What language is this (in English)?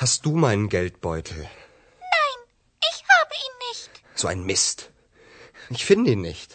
Ukrainian